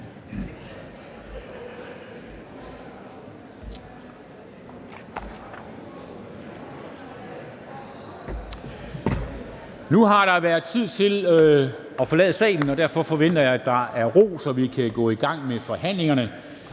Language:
Danish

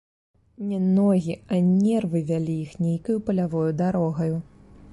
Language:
Belarusian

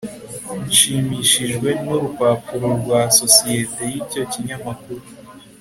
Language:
Kinyarwanda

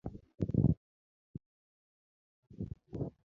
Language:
Luo (Kenya and Tanzania)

